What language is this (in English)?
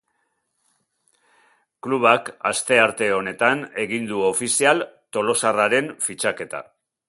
Basque